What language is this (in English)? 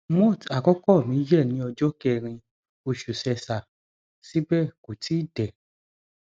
Yoruba